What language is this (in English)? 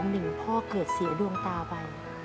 Thai